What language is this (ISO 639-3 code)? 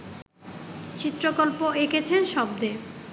ben